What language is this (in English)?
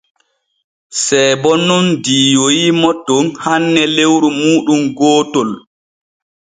Borgu Fulfulde